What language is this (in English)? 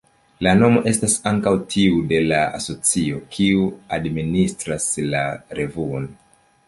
Esperanto